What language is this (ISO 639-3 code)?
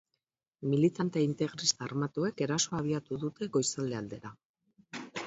eus